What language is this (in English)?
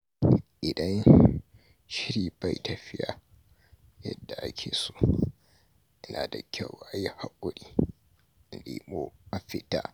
Hausa